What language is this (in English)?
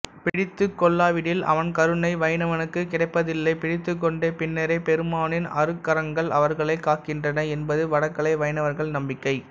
Tamil